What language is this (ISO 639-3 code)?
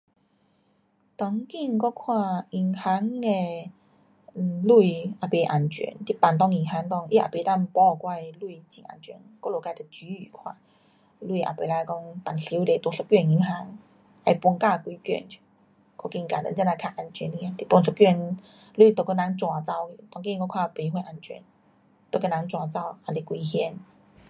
cpx